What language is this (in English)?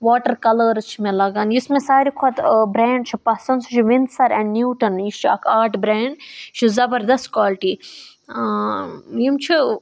Kashmiri